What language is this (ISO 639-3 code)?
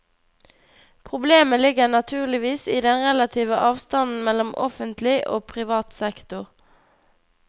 nor